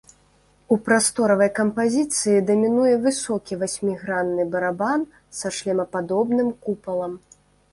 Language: Belarusian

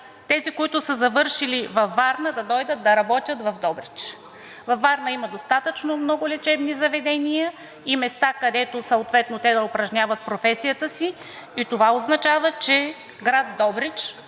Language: Bulgarian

